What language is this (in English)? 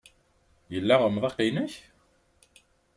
Kabyle